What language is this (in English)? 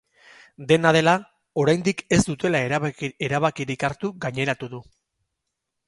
Basque